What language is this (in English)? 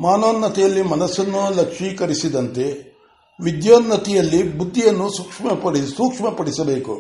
Kannada